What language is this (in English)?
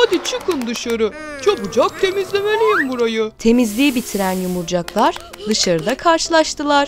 Turkish